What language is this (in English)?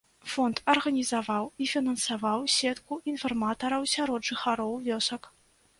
Belarusian